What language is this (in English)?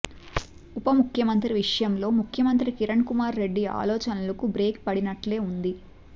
Telugu